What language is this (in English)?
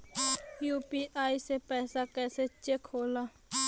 Bhojpuri